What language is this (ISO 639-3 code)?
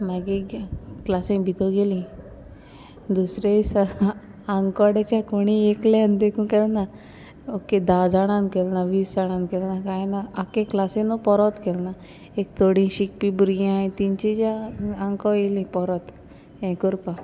kok